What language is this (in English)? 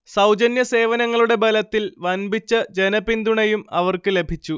Malayalam